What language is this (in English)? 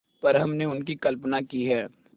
Hindi